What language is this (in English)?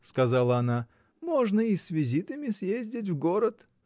Russian